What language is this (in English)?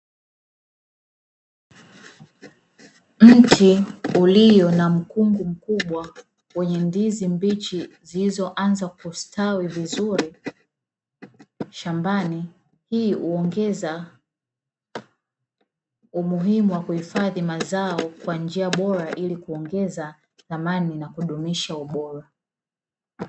Swahili